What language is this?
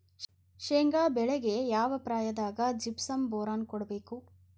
Kannada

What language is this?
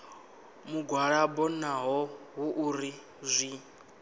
Venda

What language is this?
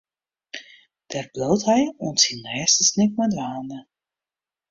Western Frisian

